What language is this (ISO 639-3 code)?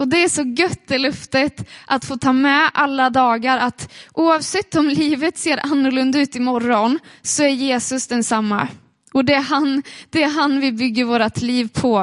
swe